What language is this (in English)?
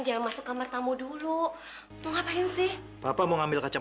Indonesian